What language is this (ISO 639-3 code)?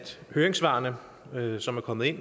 dan